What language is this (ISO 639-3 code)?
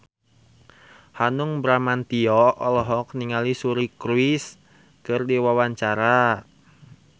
sun